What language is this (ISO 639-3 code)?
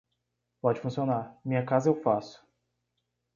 por